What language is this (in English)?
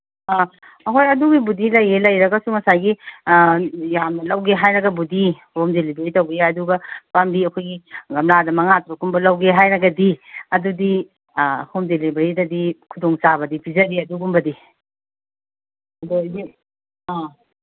Manipuri